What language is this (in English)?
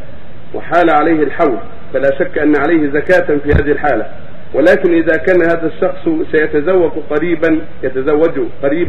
Arabic